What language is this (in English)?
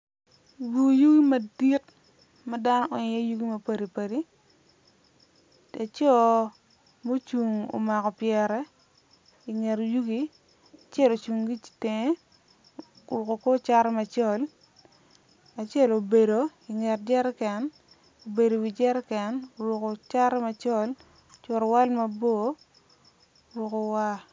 Acoli